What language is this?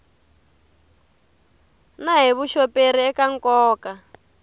Tsonga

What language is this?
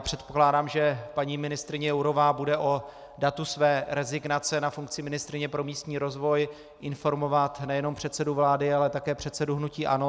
Czech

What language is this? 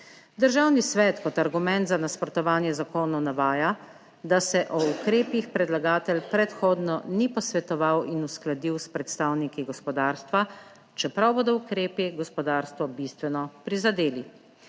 Slovenian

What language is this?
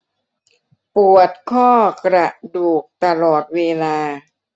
Thai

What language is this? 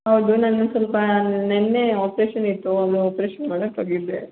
Kannada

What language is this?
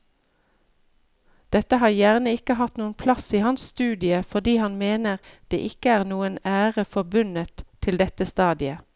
Norwegian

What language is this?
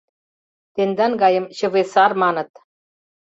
Mari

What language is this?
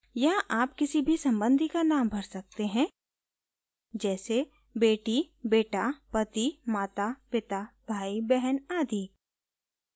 Hindi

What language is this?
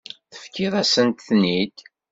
Kabyle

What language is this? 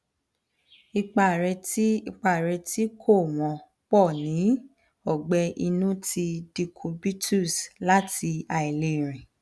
Yoruba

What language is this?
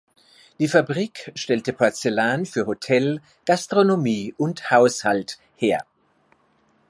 German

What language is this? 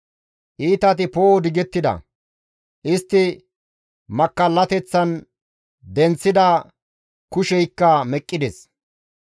Gamo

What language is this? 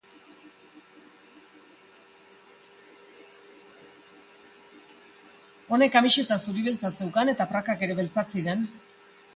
Basque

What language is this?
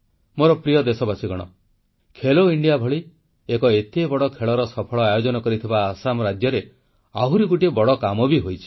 Odia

